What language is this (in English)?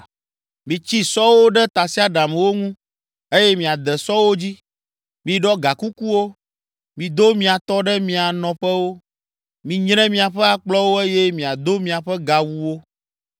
Ewe